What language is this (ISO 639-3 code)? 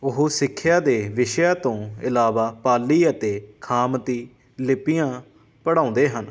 pan